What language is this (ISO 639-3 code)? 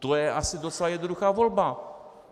ces